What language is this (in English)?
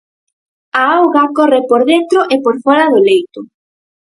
Galician